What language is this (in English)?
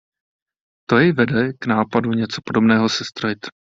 Czech